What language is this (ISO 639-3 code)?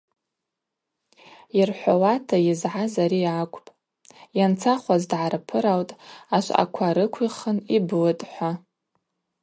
abq